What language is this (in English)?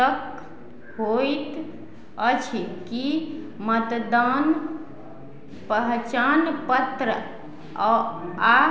Maithili